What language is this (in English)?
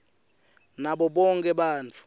Swati